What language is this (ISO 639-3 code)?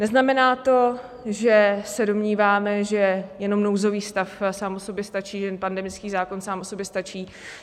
ces